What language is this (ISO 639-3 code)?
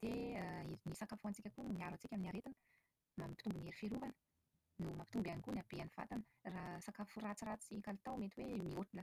mlg